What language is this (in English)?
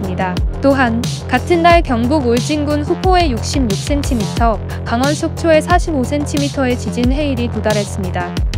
Korean